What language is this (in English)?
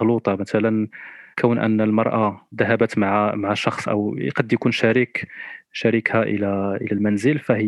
Arabic